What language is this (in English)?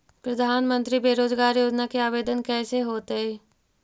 Magahi